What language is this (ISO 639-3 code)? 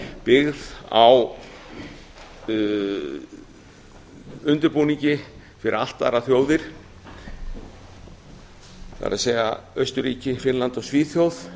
isl